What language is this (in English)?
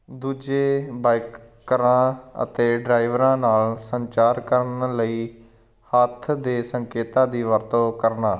Punjabi